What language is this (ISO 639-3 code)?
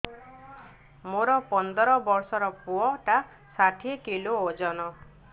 ori